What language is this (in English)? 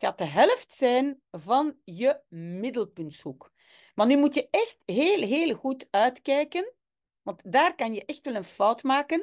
Dutch